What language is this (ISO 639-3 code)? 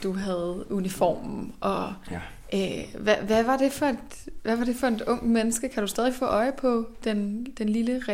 dan